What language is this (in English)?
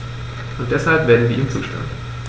German